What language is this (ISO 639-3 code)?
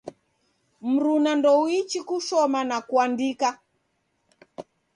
dav